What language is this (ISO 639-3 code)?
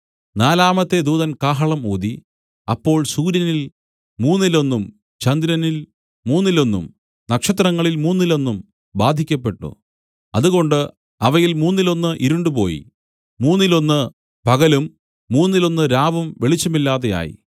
mal